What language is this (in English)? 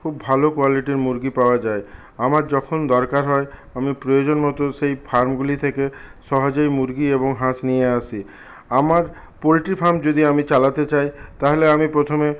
Bangla